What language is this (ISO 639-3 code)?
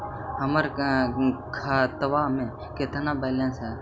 mag